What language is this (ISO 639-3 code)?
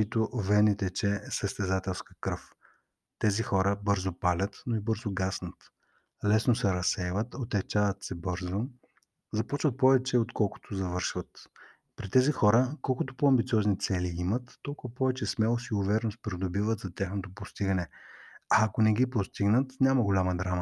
bul